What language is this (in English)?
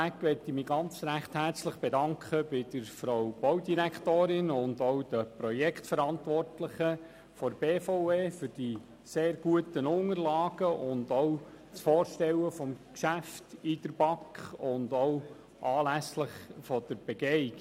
Swiss German